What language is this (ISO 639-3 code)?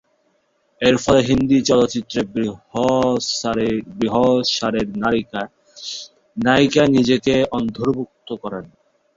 ben